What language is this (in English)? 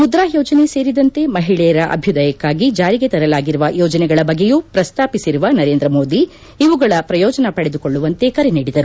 Kannada